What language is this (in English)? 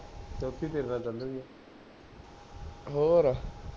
Punjabi